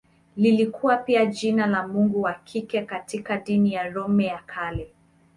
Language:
Swahili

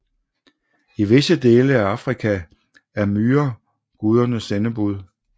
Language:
Danish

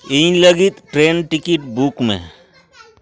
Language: Santali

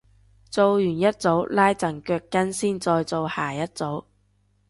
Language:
Cantonese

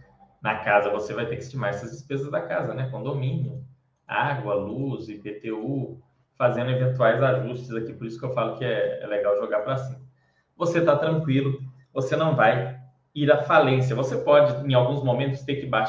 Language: Portuguese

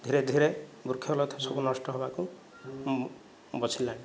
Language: Odia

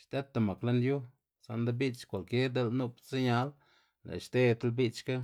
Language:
Xanaguía Zapotec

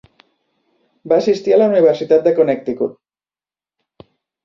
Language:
Catalan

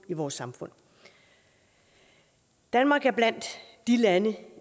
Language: Danish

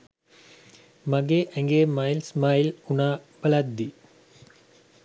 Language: Sinhala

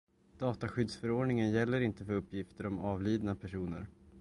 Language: Swedish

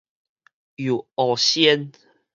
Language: Min Nan Chinese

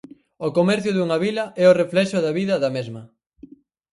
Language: Galician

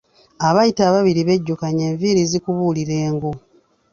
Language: Ganda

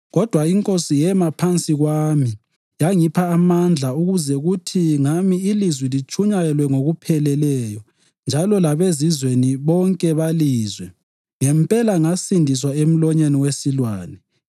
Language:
North Ndebele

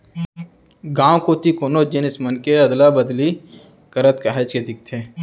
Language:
Chhattisgarhi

